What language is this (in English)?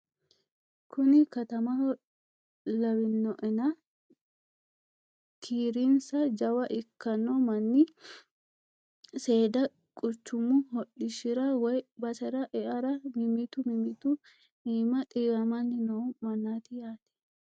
Sidamo